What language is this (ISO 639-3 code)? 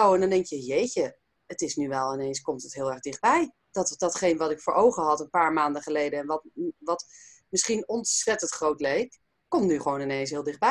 nld